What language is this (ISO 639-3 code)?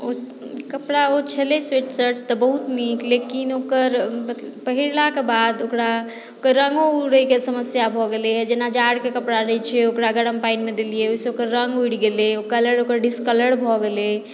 mai